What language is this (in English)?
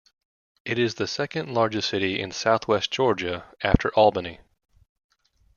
English